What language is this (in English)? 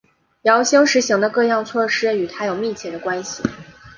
Chinese